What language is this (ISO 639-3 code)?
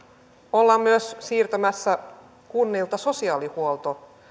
fin